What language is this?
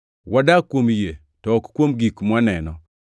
Luo (Kenya and Tanzania)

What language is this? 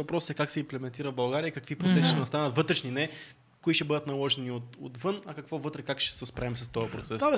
Bulgarian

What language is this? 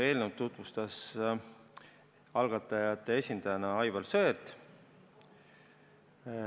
Estonian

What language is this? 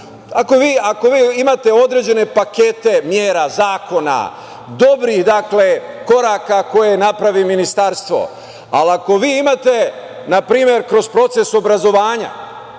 Serbian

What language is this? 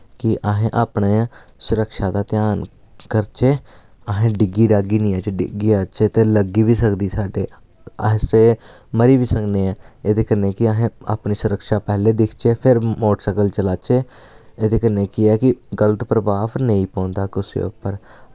Dogri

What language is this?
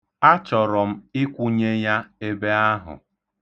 Igbo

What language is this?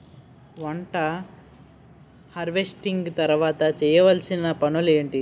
Telugu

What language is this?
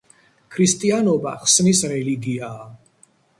Georgian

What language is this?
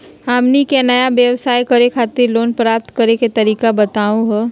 Magahi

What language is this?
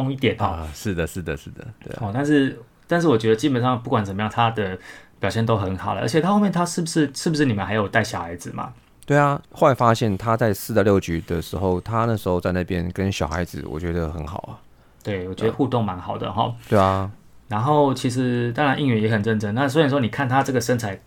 Chinese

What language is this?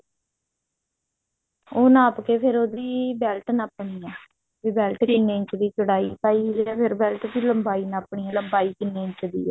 Punjabi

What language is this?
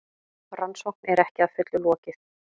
Icelandic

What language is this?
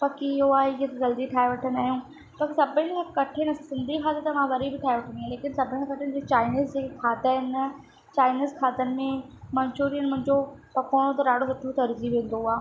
Sindhi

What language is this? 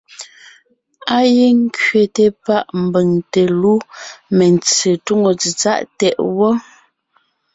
Ngiemboon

